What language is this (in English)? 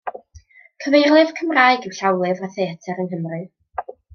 Welsh